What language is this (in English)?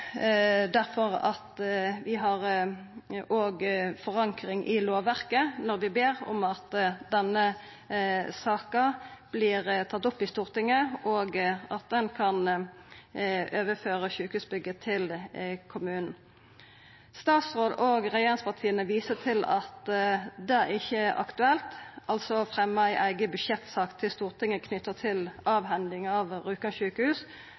Norwegian Nynorsk